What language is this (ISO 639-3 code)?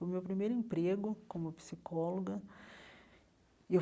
por